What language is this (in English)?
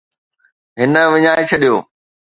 Sindhi